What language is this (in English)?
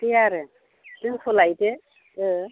Bodo